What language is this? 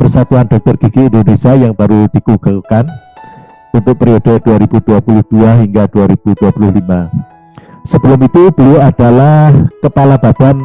Indonesian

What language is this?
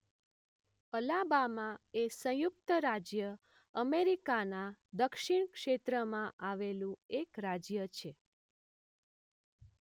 Gujarati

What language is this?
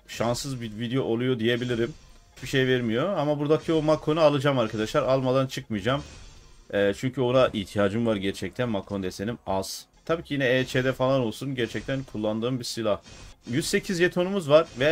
Turkish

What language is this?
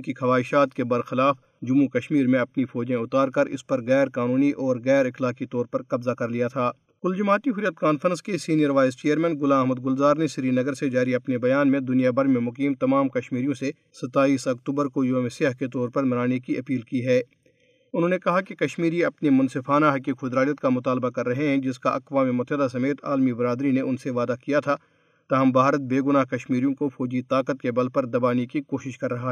Urdu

